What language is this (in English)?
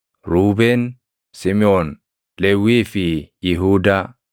Oromo